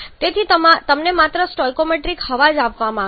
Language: Gujarati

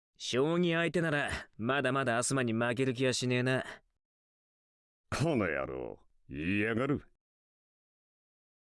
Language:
Japanese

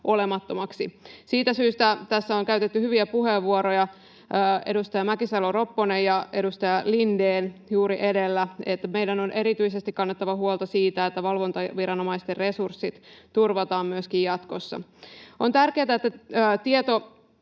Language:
Finnish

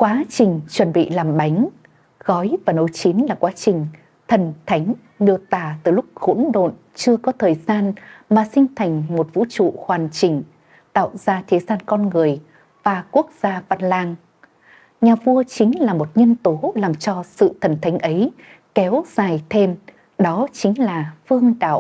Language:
Vietnamese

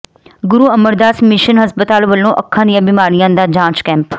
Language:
Punjabi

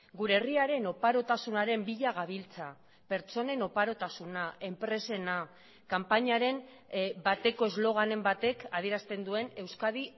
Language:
Basque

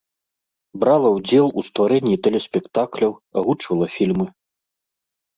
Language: Belarusian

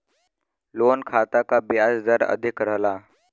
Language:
Bhojpuri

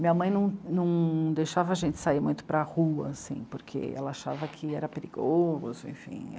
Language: Portuguese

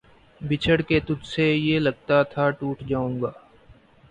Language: Urdu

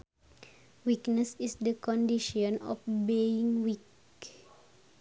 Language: Sundanese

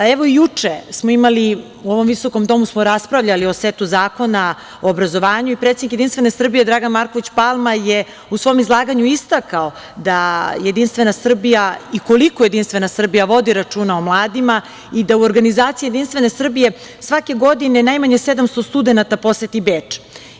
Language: Serbian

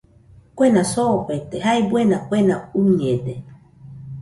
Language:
Nüpode Huitoto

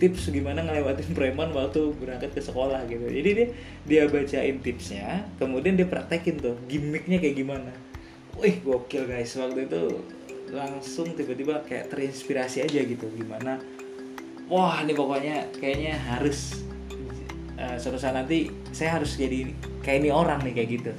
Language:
Indonesian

